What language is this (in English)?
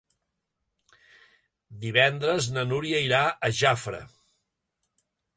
Catalan